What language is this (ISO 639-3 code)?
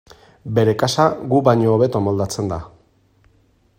eus